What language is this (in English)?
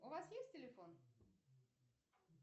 Russian